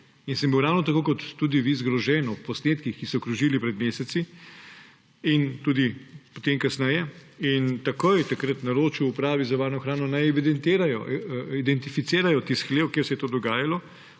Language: Slovenian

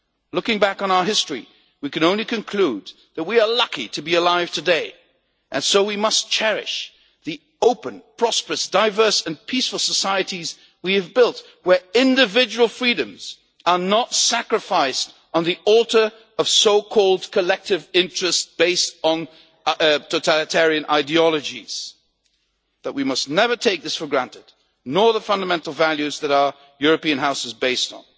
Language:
English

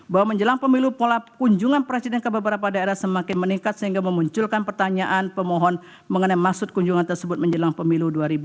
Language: Indonesian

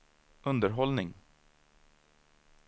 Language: Swedish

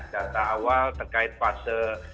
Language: Indonesian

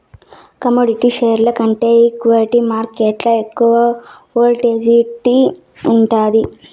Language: Telugu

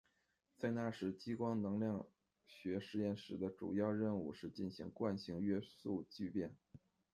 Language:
Chinese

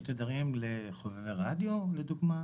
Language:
Hebrew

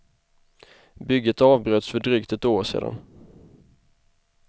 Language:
Swedish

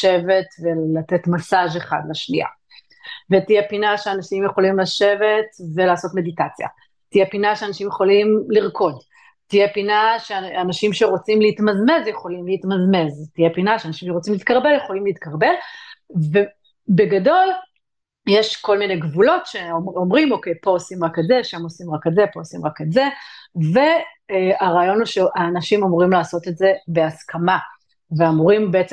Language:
Hebrew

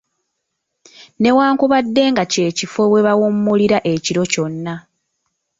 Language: Ganda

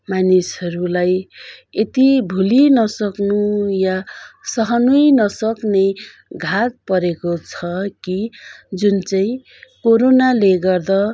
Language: Nepali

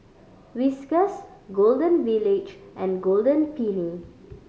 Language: English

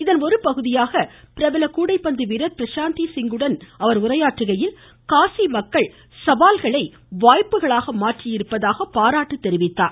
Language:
Tamil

